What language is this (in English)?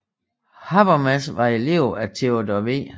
Danish